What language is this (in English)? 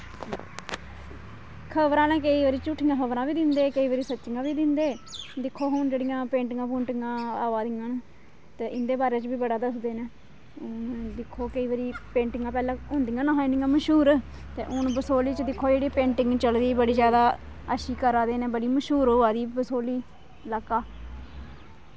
Dogri